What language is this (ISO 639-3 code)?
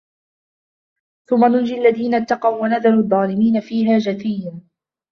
ara